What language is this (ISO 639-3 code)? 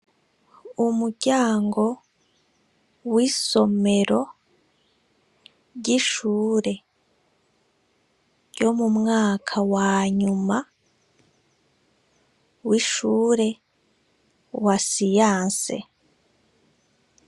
run